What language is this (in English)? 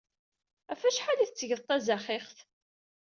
Kabyle